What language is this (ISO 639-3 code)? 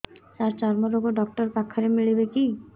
ori